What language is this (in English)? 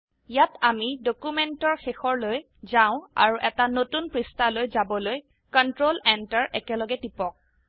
Assamese